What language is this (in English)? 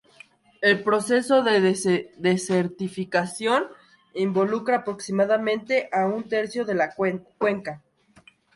Spanish